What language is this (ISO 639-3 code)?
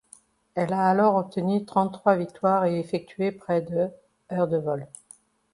fra